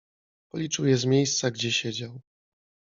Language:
Polish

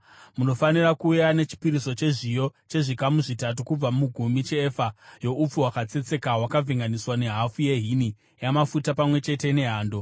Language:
Shona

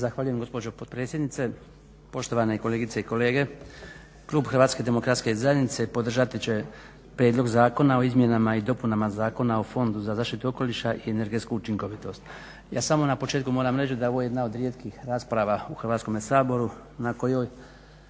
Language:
Croatian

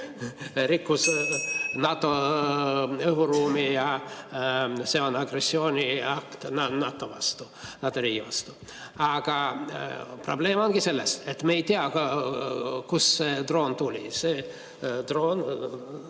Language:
Estonian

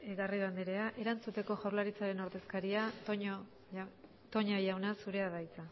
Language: Basque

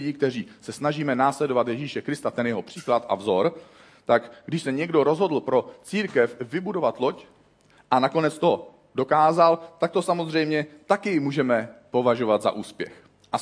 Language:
Czech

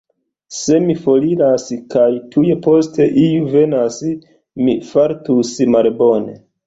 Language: Esperanto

